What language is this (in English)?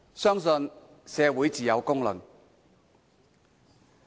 Cantonese